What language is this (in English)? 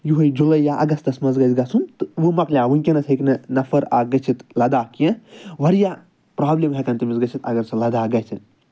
Kashmiri